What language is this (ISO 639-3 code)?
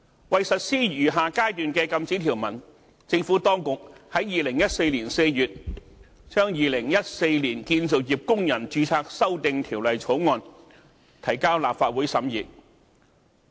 yue